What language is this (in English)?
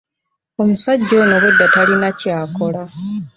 Ganda